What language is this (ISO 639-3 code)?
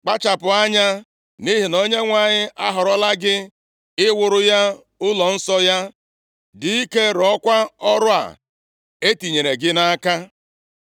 ibo